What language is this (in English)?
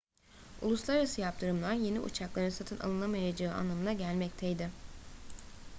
Turkish